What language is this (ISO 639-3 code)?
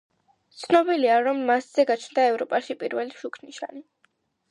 kat